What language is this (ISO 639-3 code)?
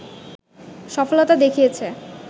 ben